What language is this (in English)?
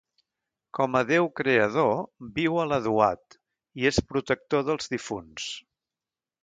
Catalan